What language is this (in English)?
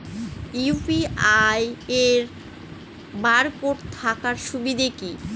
Bangla